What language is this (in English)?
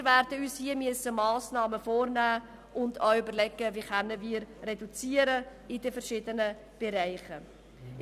Swiss German